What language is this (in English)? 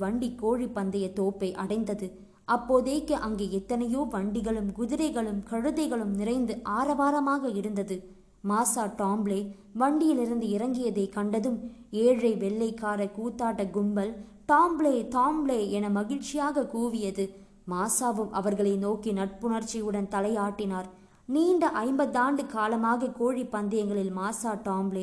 Tamil